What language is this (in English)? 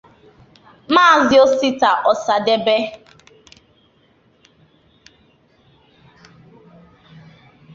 Igbo